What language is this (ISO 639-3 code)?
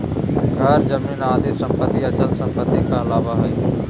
mag